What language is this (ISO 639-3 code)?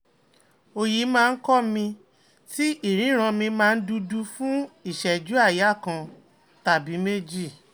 yor